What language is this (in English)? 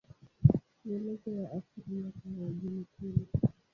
Swahili